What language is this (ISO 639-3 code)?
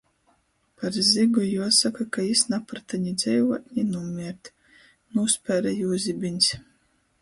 ltg